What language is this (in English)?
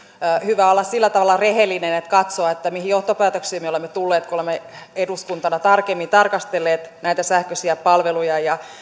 Finnish